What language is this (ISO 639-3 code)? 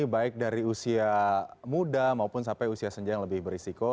ind